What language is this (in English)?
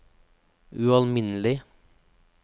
Norwegian